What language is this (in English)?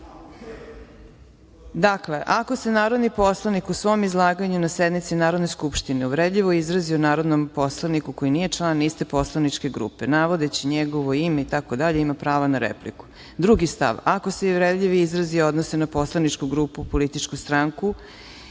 Serbian